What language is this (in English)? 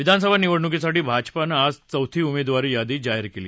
Marathi